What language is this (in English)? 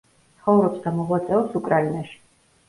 Georgian